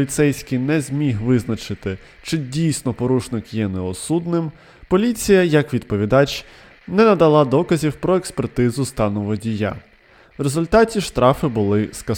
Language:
Ukrainian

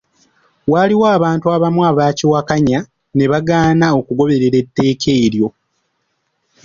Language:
Ganda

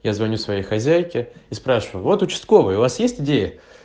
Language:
Russian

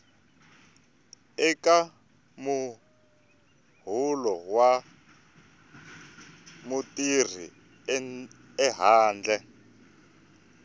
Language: Tsonga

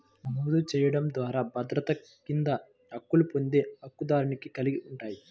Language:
Telugu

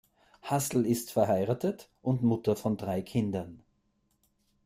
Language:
German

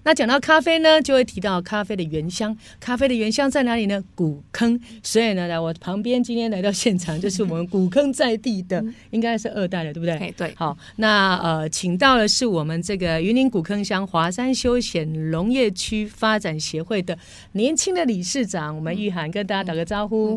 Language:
Chinese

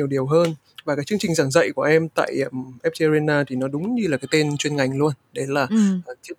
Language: Vietnamese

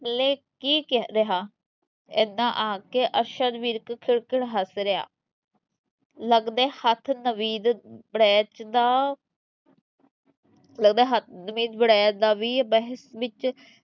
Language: Punjabi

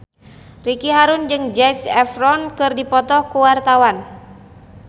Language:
Sundanese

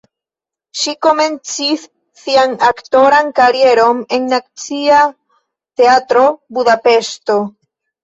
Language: Esperanto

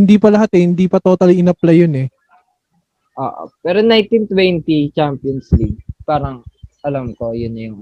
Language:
Filipino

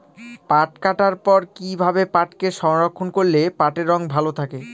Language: Bangla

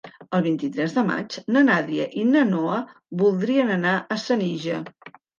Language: Catalan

